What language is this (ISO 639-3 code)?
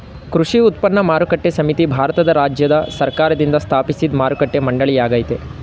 kan